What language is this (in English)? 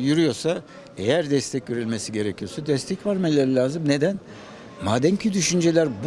Turkish